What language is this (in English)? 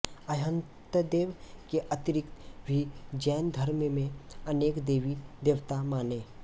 Hindi